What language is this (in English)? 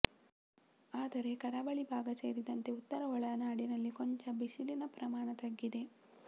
Kannada